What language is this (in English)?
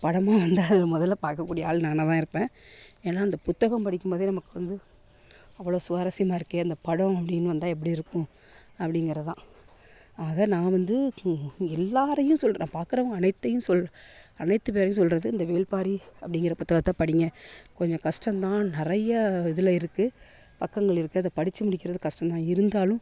Tamil